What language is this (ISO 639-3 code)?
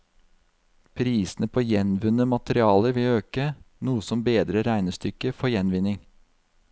nor